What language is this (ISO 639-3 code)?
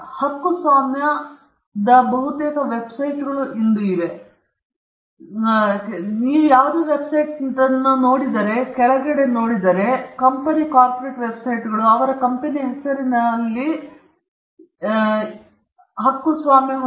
kan